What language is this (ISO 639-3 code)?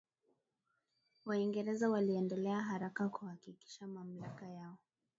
swa